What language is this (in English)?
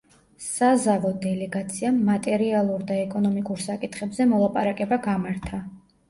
Georgian